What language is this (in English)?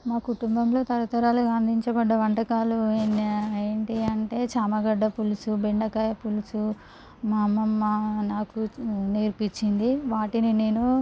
Telugu